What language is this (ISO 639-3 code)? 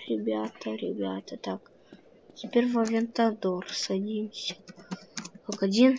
rus